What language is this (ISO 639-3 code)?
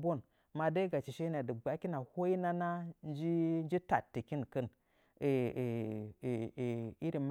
nja